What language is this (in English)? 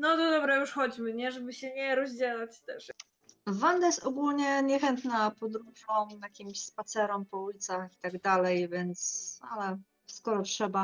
Polish